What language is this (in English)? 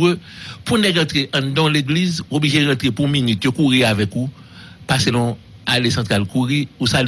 French